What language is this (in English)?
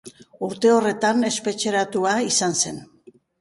Basque